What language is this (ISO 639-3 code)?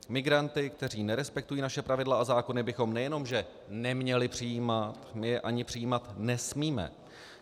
ces